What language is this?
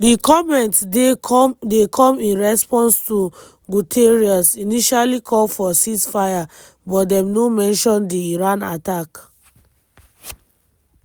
Nigerian Pidgin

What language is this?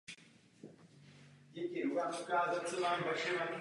Czech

